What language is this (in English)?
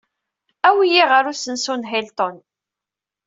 Kabyle